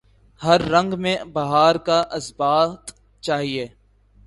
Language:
Urdu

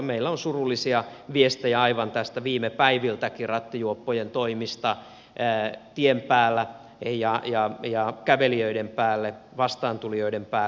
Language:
Finnish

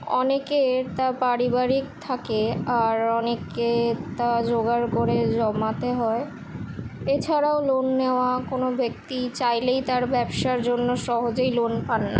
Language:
Bangla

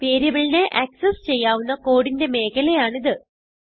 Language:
Malayalam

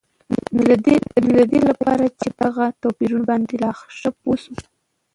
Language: Pashto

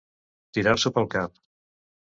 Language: Catalan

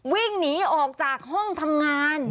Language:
Thai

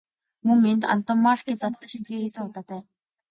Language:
Mongolian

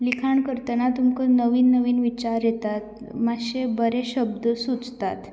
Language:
Konkani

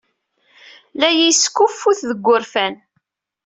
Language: Kabyle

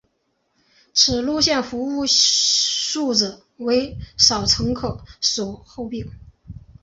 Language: Chinese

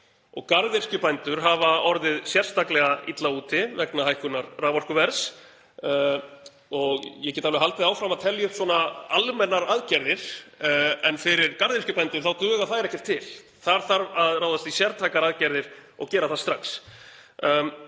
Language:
Icelandic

